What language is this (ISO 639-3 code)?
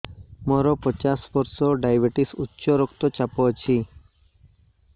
ori